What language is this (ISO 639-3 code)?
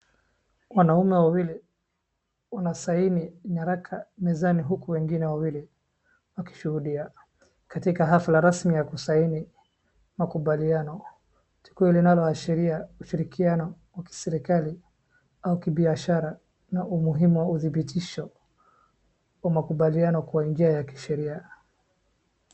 swa